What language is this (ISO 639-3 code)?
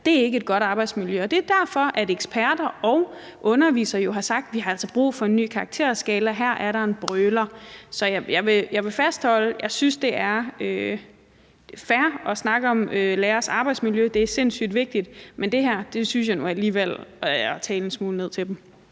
dan